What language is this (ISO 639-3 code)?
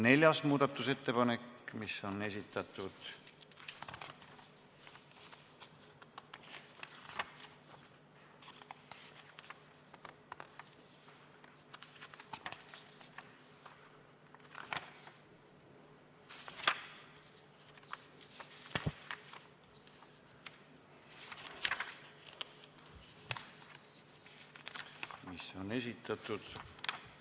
est